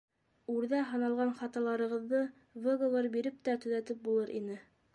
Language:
Bashkir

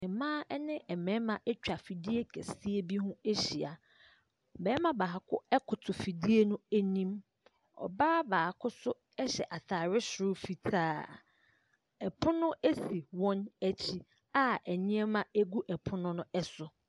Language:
Akan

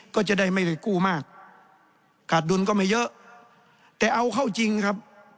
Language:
Thai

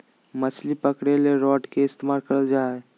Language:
Magahi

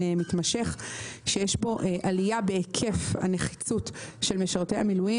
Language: Hebrew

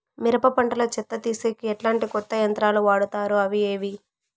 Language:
Telugu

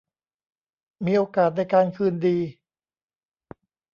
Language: Thai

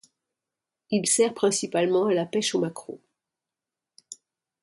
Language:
French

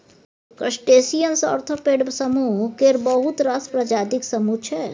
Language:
Maithili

